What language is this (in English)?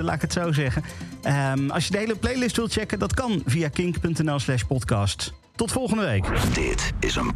Dutch